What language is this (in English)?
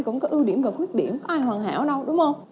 Vietnamese